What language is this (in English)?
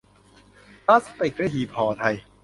Thai